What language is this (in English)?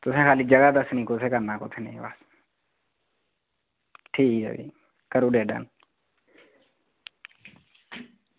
Dogri